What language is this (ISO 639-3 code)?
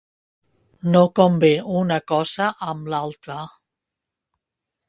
cat